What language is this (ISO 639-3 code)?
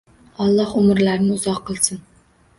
uzb